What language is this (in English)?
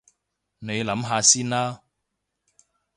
Cantonese